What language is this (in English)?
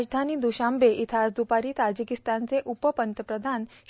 Marathi